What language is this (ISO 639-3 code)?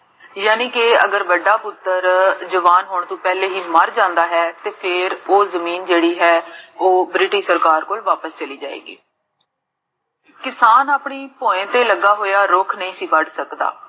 pan